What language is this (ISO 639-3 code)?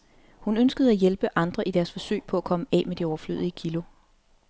dan